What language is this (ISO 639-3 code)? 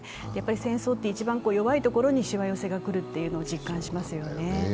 jpn